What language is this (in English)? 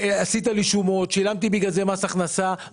Hebrew